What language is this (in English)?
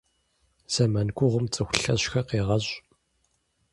Kabardian